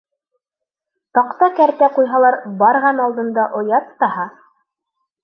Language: Bashkir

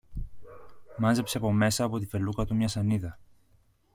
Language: Greek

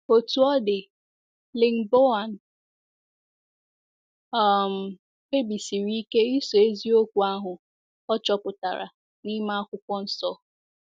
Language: Igbo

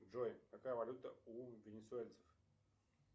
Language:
Russian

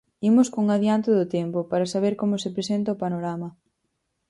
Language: Galician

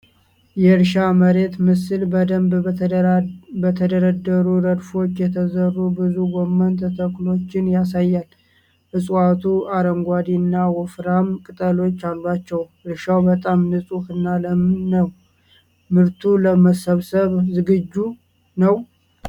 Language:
Amharic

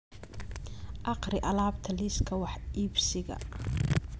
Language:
Somali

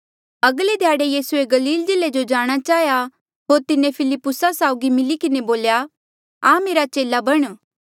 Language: Mandeali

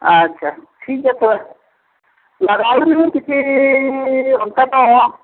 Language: Santali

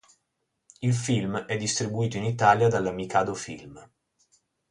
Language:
Italian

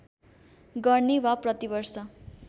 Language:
Nepali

